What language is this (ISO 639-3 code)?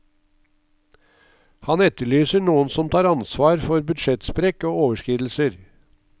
nor